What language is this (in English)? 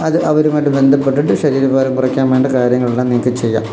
Malayalam